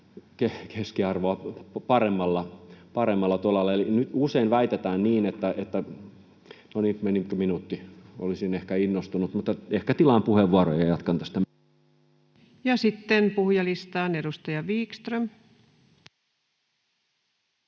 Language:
Finnish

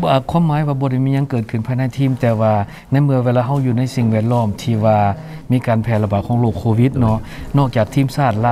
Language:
Thai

